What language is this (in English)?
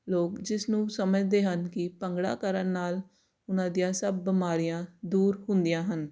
Punjabi